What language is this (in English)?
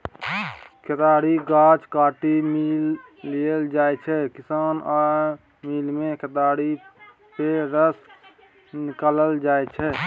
Maithili